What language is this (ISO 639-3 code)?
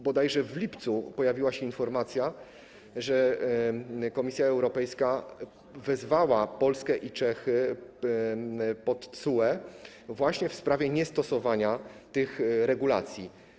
pol